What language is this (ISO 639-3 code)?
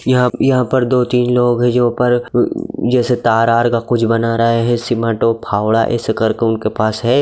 mag